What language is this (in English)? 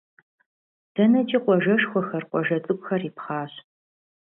Kabardian